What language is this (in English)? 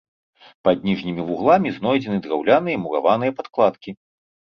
Belarusian